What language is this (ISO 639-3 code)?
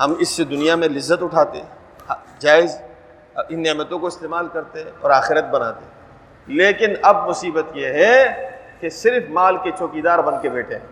urd